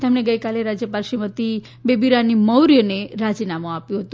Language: Gujarati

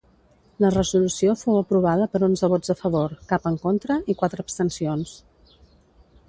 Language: Catalan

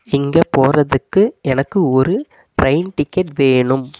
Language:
Tamil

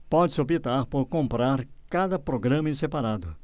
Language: Portuguese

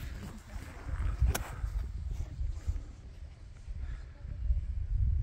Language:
Korean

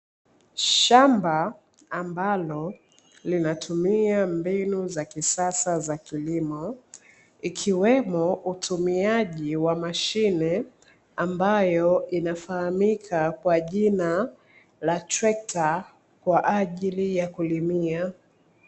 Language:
Swahili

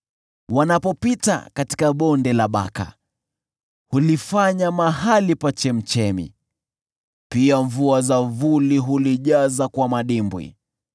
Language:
Swahili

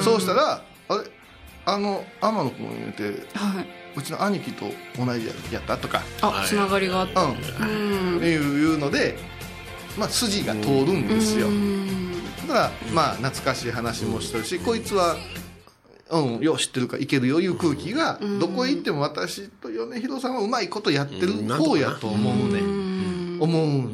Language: Japanese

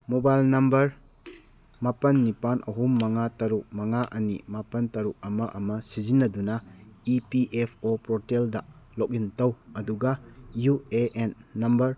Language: Manipuri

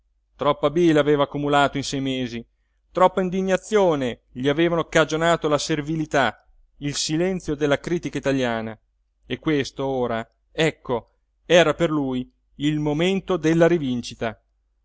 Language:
Italian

